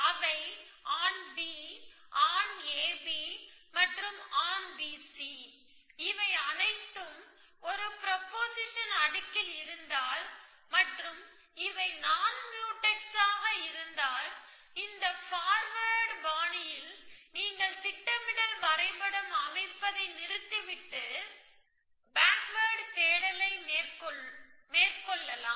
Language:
Tamil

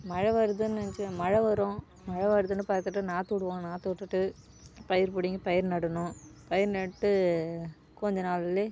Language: Tamil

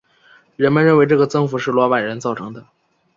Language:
Chinese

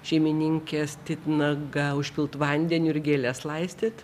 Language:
Lithuanian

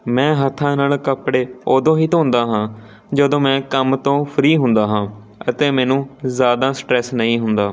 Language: Punjabi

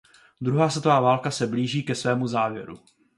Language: Czech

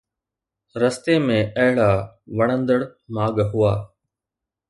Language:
Sindhi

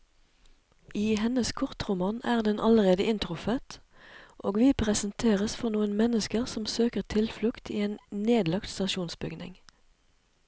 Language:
Norwegian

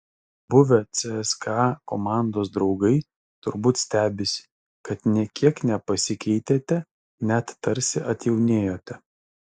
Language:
Lithuanian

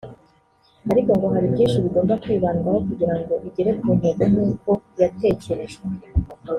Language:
Kinyarwanda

